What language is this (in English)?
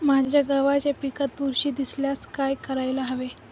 Marathi